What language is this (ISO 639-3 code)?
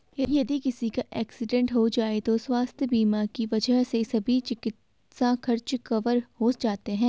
hin